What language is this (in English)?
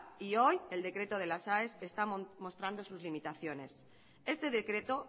Spanish